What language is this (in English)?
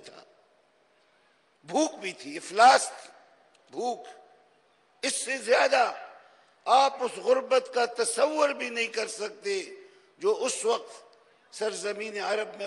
Arabic